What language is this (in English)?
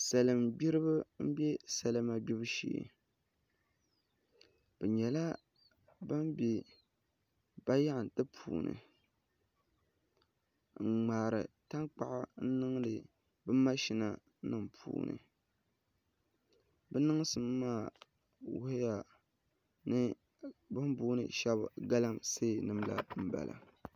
Dagbani